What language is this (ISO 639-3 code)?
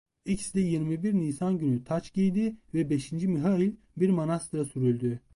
tur